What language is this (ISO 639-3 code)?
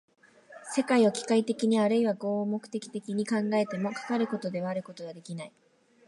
jpn